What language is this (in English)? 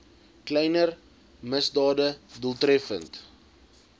Afrikaans